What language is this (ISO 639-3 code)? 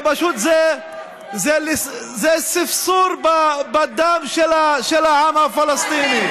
heb